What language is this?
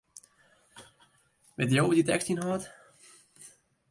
Western Frisian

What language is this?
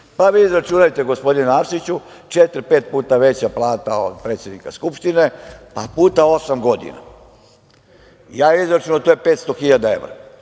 Serbian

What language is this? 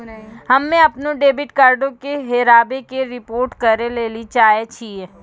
Maithili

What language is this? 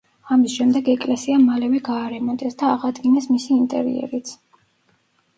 Georgian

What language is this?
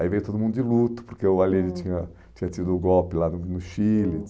Portuguese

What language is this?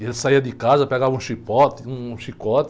Portuguese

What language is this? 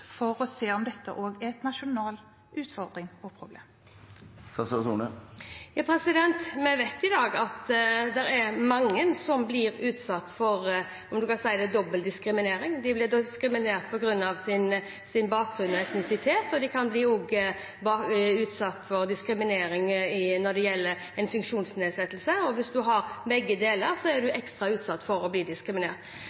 Norwegian Bokmål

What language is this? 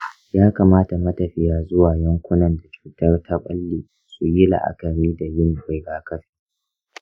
Hausa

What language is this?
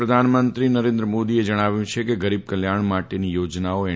Gujarati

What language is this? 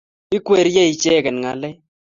Kalenjin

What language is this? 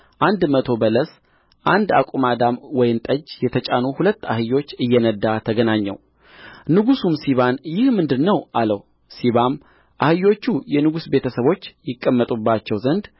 Amharic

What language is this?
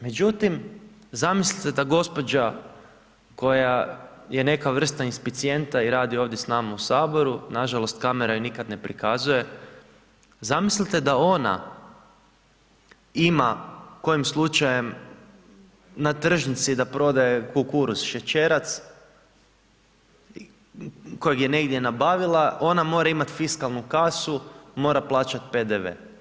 Croatian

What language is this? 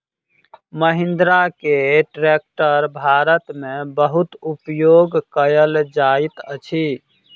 Maithili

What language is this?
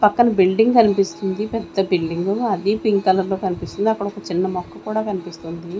Telugu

